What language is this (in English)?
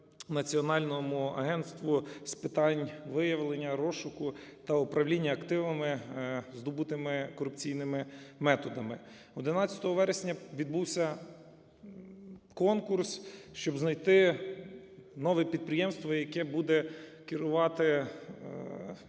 Ukrainian